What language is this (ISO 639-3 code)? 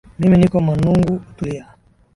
swa